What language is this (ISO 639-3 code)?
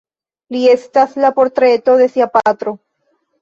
epo